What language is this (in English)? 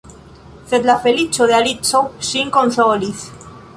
Esperanto